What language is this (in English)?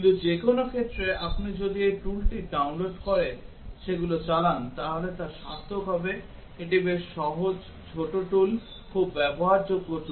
Bangla